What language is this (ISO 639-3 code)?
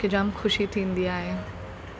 snd